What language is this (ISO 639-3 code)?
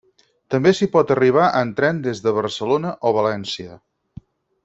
cat